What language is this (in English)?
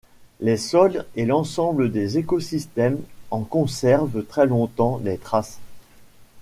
French